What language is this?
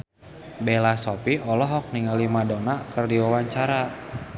Sundanese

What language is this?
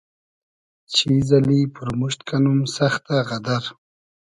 Hazaragi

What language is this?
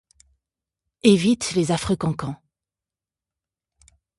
French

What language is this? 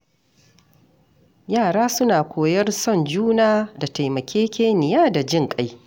Hausa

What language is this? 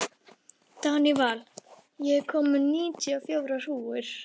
Icelandic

